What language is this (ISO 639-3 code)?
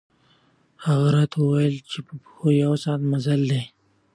pus